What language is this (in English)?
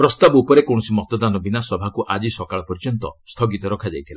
Odia